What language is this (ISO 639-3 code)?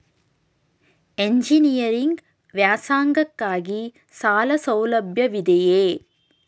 kan